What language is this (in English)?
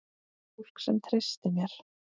Icelandic